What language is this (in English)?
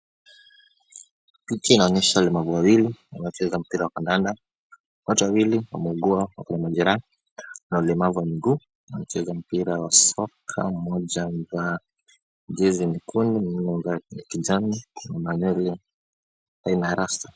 Swahili